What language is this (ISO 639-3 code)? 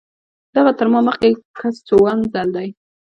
pus